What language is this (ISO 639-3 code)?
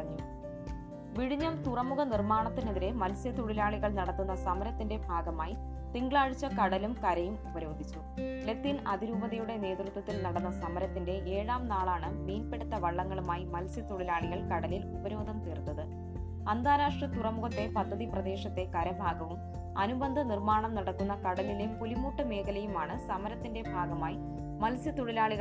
mal